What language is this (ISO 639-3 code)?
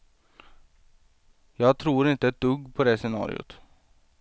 swe